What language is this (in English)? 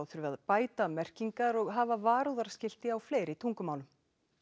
Icelandic